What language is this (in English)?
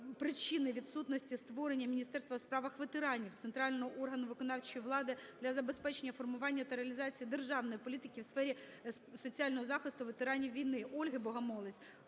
Ukrainian